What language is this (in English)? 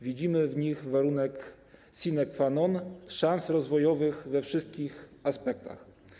Polish